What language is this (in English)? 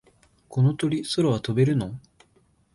Japanese